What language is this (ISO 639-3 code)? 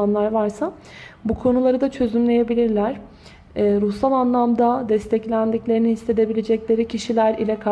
tur